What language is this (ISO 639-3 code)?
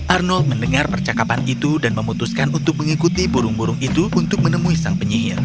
ind